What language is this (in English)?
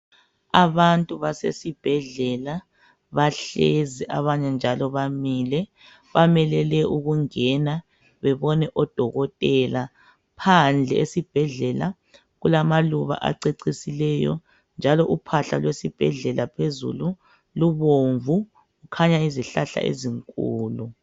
North Ndebele